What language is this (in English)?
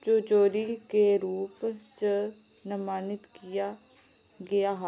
Dogri